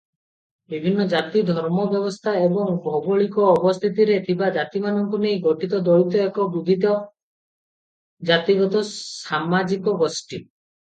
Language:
Odia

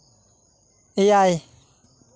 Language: Santali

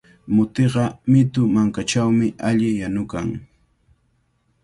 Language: Cajatambo North Lima Quechua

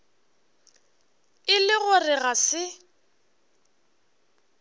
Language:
Northern Sotho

